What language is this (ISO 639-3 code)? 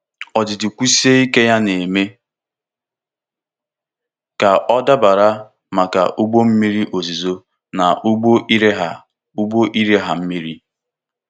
ibo